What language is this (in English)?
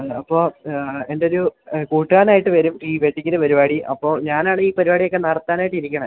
Malayalam